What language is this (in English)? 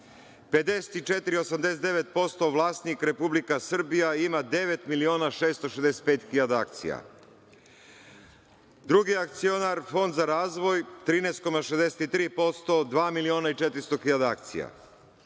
Serbian